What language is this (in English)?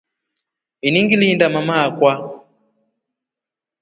Rombo